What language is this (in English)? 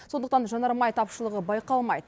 Kazakh